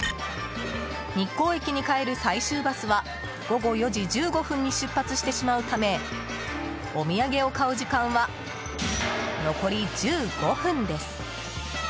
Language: Japanese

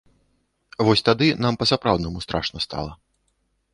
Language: Belarusian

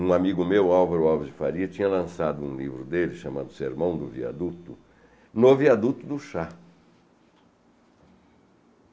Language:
Portuguese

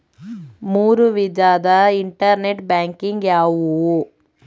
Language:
Kannada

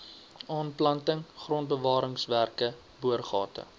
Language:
Afrikaans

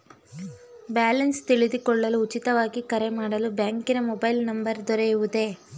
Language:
Kannada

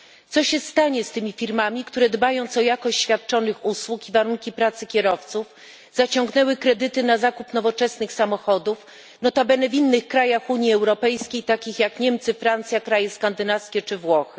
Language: Polish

